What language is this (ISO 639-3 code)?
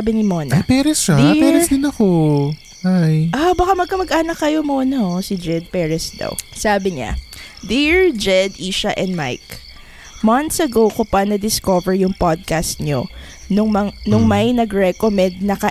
fil